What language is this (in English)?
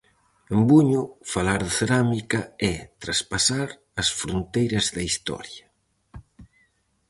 Galician